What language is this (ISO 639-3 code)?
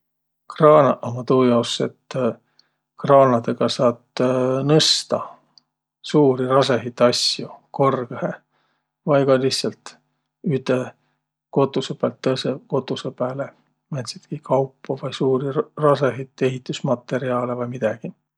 vro